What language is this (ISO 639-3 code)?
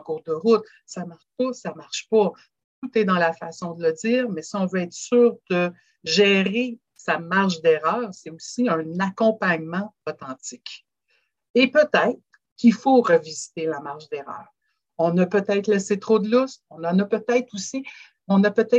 fra